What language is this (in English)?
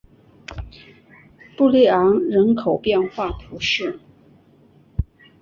Chinese